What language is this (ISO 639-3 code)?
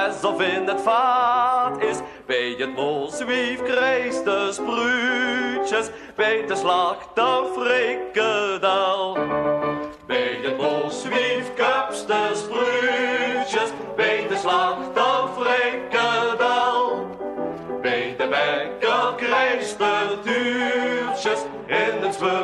nld